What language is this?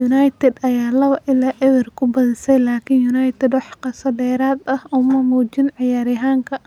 Somali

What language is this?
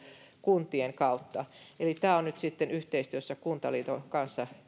Finnish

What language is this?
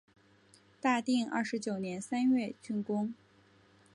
Chinese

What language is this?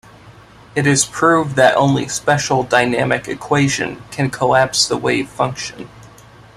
English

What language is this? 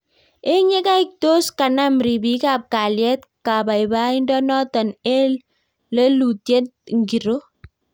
Kalenjin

